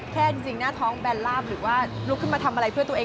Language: Thai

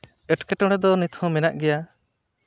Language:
Santali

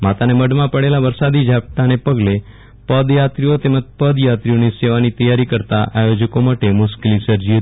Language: Gujarati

